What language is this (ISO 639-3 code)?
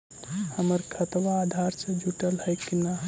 mag